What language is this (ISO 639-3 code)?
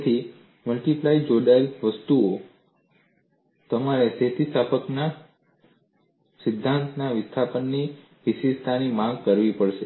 guj